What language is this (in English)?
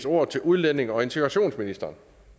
Danish